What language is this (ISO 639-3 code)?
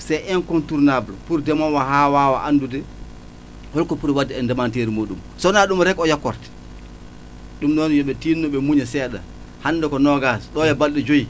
wol